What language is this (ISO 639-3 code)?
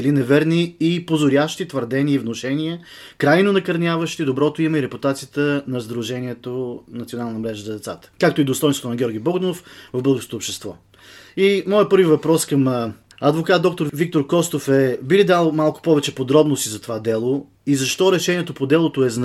bul